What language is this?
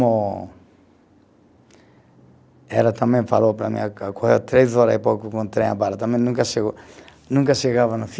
Portuguese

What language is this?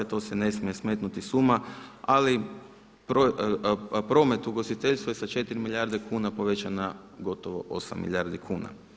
Croatian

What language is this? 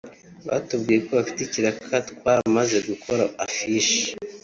Kinyarwanda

